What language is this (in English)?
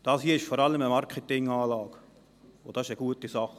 Swiss German